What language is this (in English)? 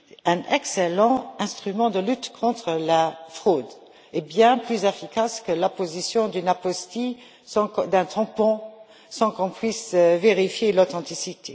French